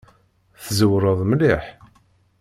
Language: Kabyle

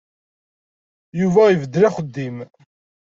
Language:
Kabyle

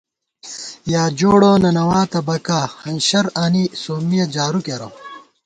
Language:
Gawar-Bati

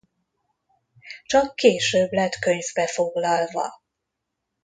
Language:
Hungarian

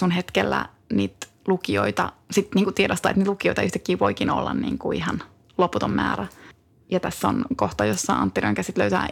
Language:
Finnish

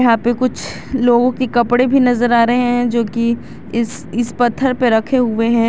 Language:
Hindi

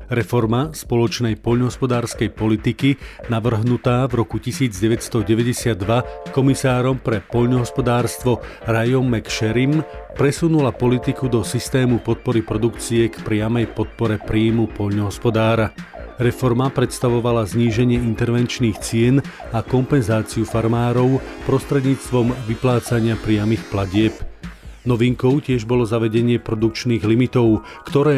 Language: Slovak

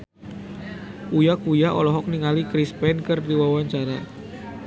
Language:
Sundanese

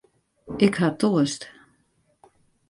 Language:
Western Frisian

